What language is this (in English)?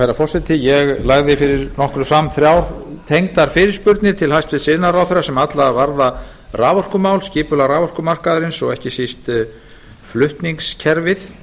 Icelandic